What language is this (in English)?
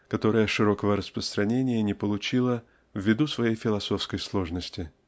Russian